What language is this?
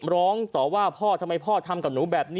Thai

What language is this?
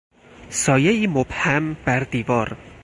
Persian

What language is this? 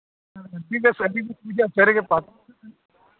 Santali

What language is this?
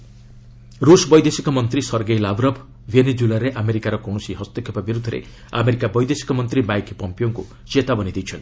Odia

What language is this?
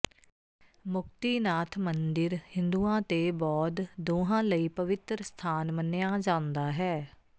Punjabi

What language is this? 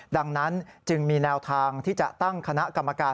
Thai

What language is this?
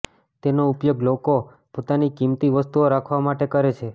Gujarati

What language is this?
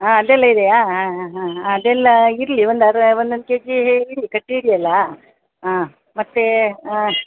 Kannada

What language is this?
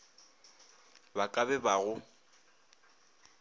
Northern Sotho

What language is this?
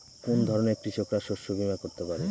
Bangla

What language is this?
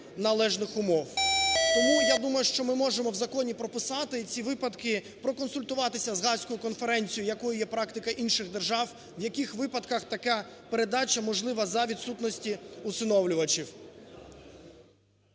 Ukrainian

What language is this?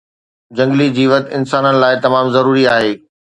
Sindhi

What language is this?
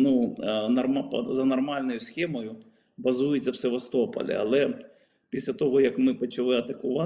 Ukrainian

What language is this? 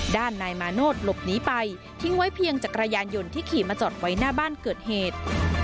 Thai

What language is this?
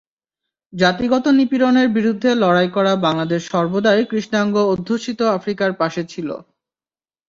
Bangla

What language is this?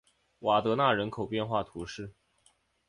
Chinese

